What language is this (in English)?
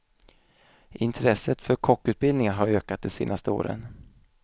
Swedish